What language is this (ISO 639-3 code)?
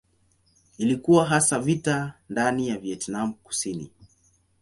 swa